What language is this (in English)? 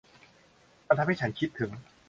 Thai